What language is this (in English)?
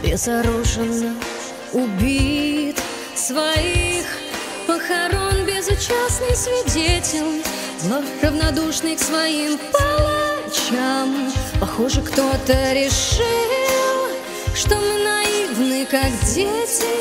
Russian